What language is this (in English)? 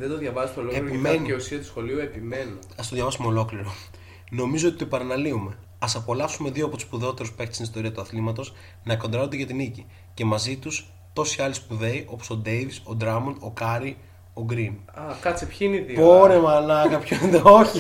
Greek